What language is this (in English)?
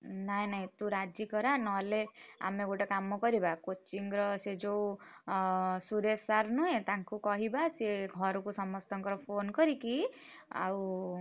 Odia